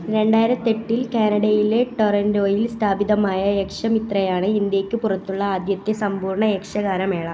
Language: Malayalam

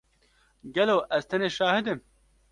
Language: Kurdish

